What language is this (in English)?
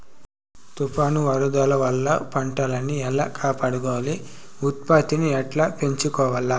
Telugu